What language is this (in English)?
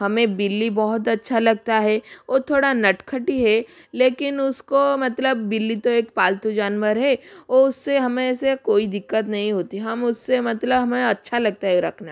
Hindi